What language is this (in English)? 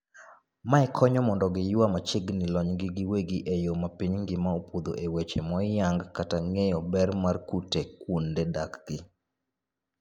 Luo (Kenya and Tanzania)